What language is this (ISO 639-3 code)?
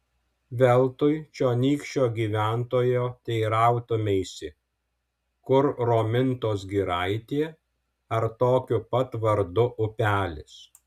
lit